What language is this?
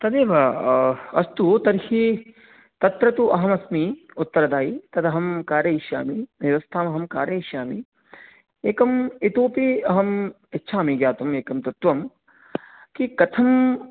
Sanskrit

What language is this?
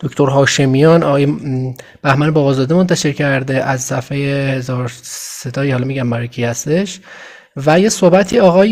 Persian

